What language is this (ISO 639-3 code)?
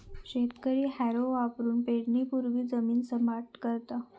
mar